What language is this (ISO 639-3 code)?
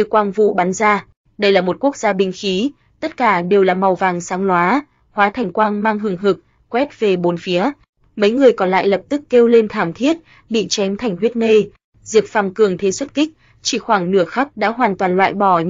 vie